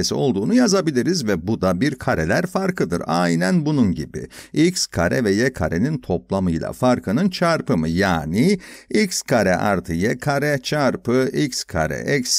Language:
Turkish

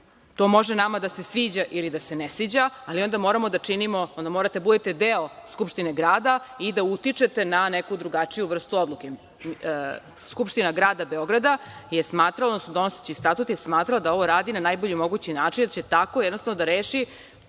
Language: Serbian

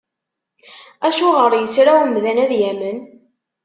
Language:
Kabyle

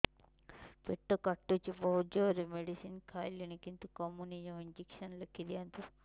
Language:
Odia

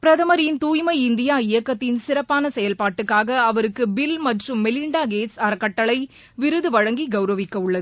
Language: Tamil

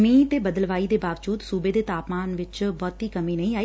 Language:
Punjabi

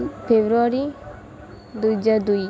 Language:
Odia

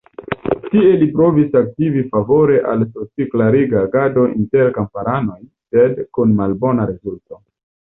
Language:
Esperanto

